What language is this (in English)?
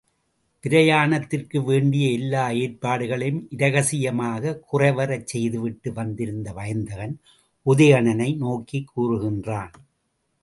Tamil